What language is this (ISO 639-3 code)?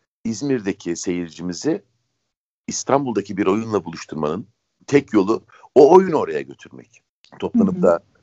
tur